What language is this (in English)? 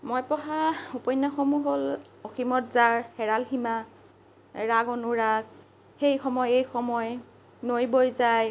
Assamese